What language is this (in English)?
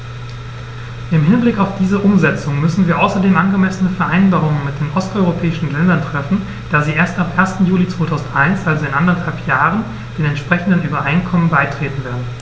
German